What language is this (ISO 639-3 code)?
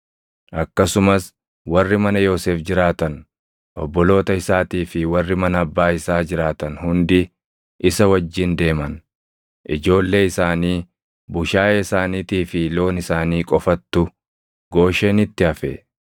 orm